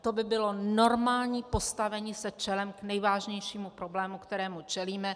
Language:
Czech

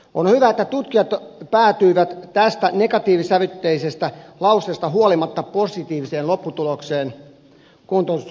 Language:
Finnish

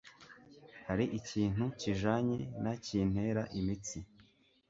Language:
Kinyarwanda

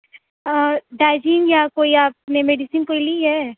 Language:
Urdu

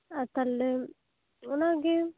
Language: Santali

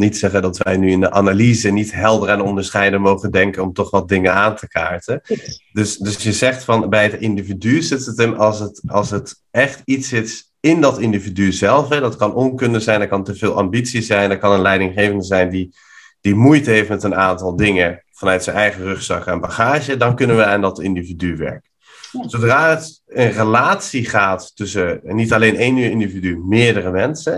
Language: Dutch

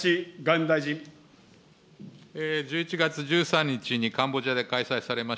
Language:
Japanese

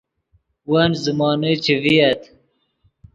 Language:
Yidgha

